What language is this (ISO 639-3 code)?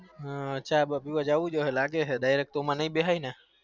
guj